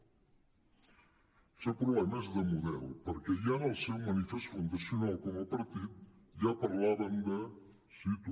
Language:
Catalan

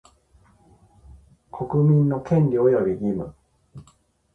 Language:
Japanese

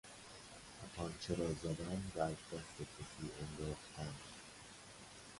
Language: Persian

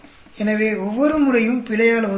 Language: Tamil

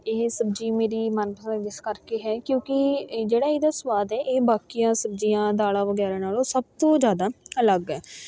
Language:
Punjabi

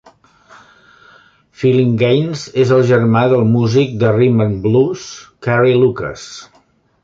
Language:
Catalan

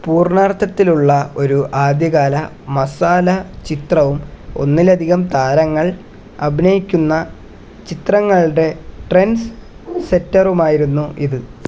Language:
Malayalam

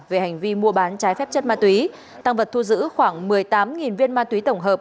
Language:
Vietnamese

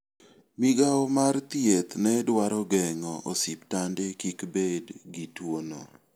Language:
Luo (Kenya and Tanzania)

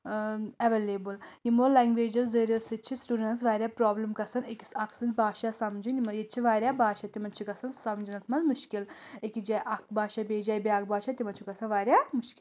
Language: Kashmiri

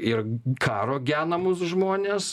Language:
Lithuanian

